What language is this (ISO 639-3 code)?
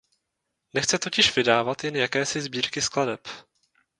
ces